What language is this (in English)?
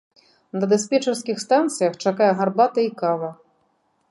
Belarusian